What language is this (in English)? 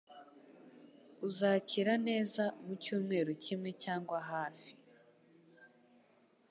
Kinyarwanda